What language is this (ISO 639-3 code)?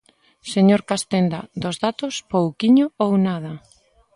glg